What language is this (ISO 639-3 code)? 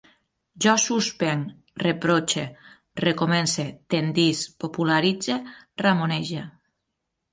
cat